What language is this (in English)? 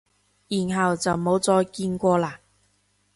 Cantonese